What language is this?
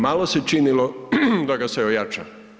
Croatian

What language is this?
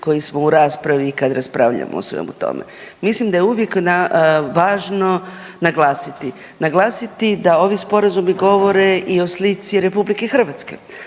Croatian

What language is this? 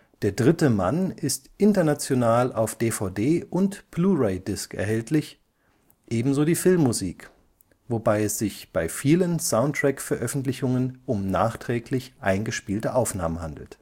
German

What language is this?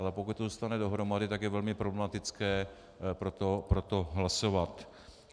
Czech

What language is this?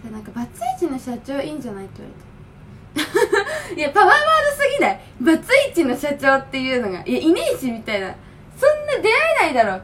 Japanese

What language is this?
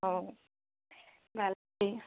Assamese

